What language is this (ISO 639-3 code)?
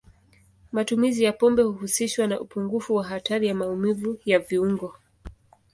swa